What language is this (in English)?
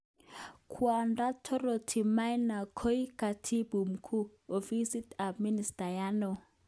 Kalenjin